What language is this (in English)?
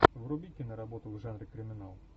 Russian